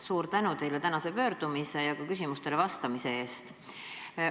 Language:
Estonian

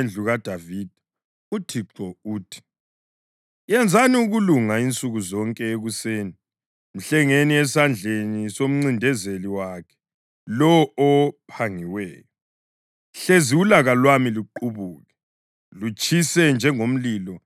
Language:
North Ndebele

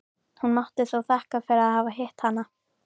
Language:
Icelandic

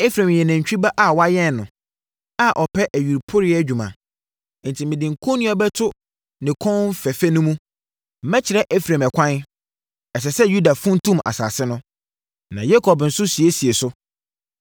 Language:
Akan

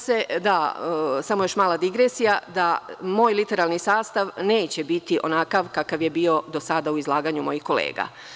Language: Serbian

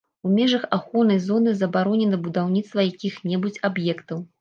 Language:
Belarusian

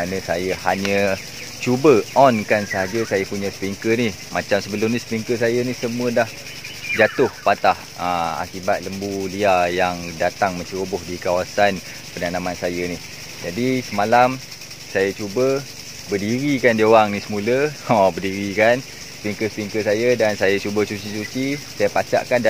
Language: Malay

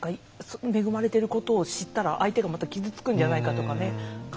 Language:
Japanese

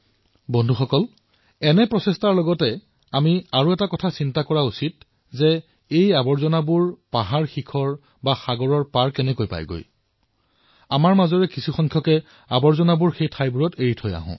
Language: Assamese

